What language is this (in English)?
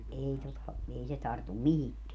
Finnish